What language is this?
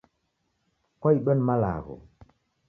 Taita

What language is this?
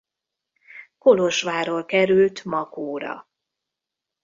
Hungarian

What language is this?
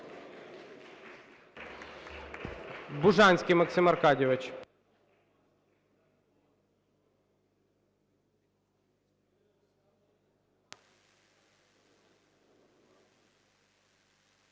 Ukrainian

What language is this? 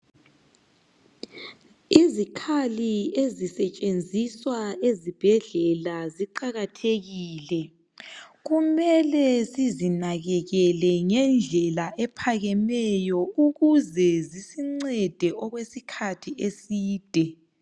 North Ndebele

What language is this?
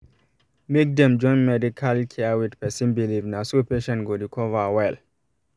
Nigerian Pidgin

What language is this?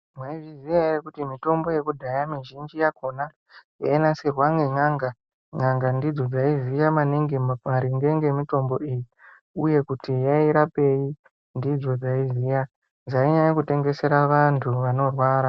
Ndau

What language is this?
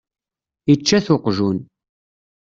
Kabyle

